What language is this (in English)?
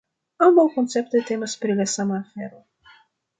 Esperanto